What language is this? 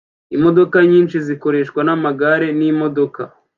Kinyarwanda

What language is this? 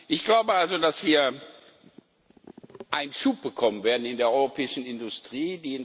German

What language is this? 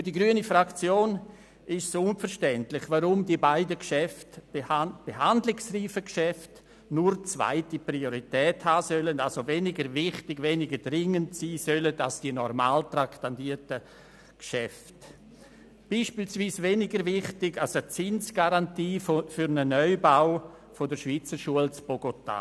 Swiss German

